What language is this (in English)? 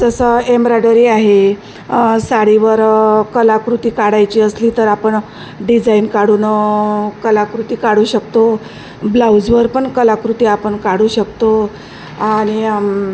Marathi